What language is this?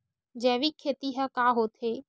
Chhattisgarhi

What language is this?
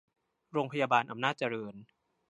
Thai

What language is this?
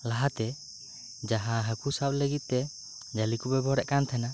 Santali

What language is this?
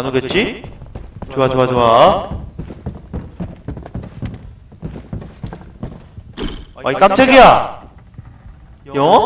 Korean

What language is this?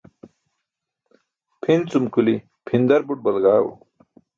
Burushaski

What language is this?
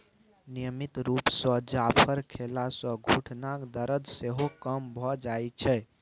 Maithili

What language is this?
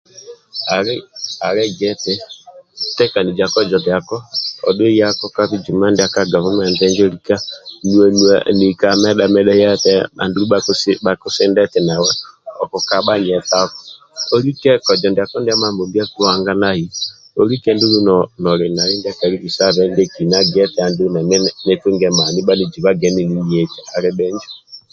Amba (Uganda)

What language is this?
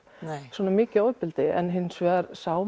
Icelandic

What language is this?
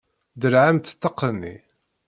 Kabyle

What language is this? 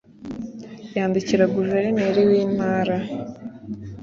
Kinyarwanda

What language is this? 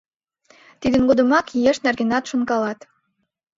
Mari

